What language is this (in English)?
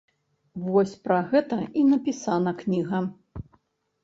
Belarusian